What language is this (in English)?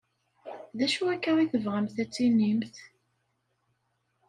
Kabyle